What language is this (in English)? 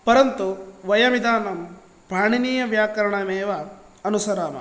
Sanskrit